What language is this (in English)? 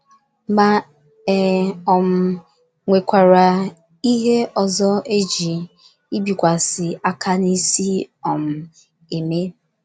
Igbo